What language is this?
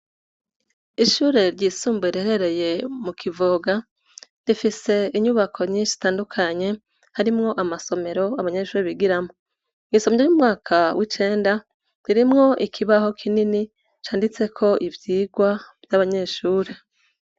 Rundi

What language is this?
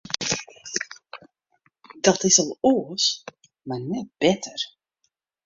Western Frisian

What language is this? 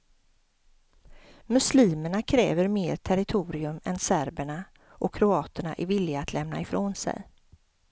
Swedish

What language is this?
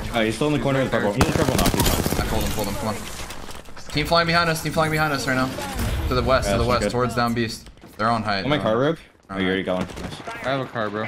English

